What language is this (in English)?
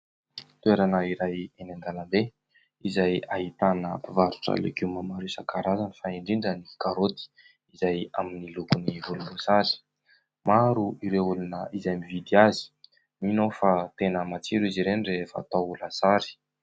Malagasy